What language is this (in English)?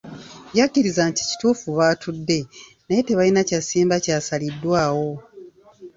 Ganda